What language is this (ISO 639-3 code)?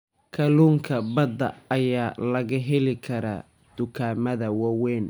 som